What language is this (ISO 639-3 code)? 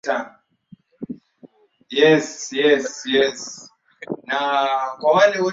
swa